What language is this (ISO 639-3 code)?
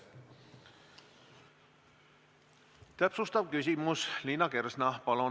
est